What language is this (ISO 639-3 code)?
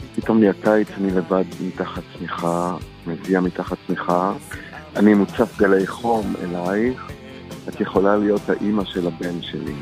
heb